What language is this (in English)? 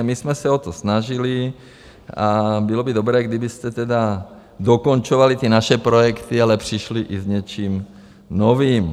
Czech